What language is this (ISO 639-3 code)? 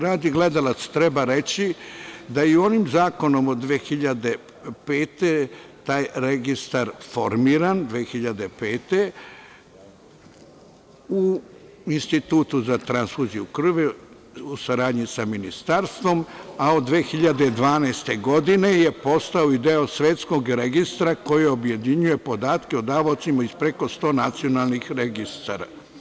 srp